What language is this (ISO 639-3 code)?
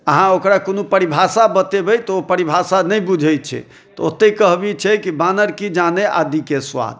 mai